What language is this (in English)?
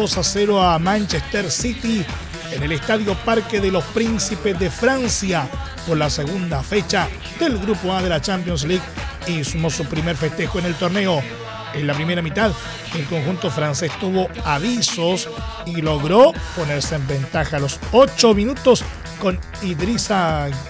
Spanish